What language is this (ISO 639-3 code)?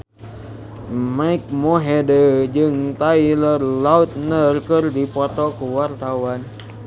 sun